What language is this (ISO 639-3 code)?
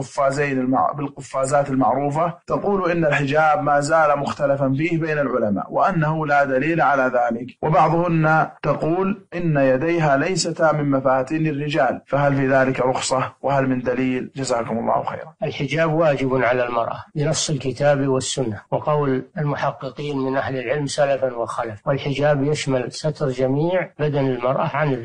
ara